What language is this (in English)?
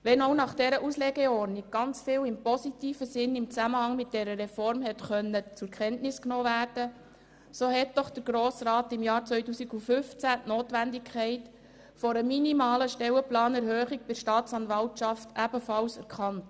Swiss German